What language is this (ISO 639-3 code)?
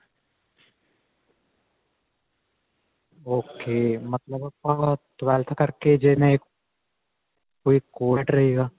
pan